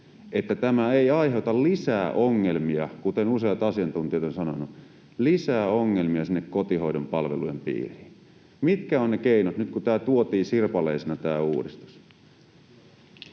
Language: Finnish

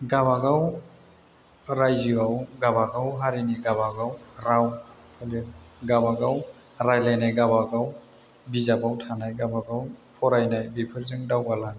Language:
Bodo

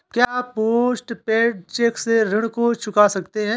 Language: Hindi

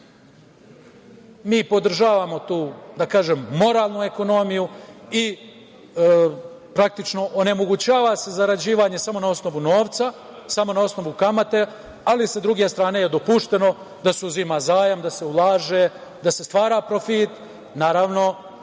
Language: Serbian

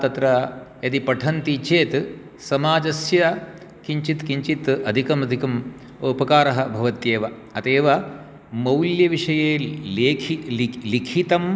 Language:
Sanskrit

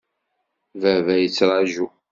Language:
Kabyle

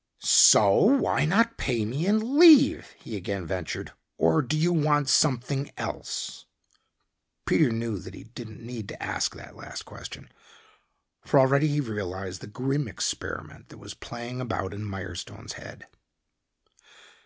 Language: English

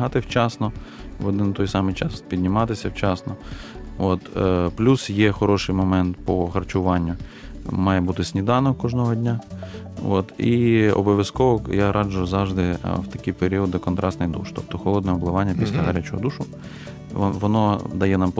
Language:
Ukrainian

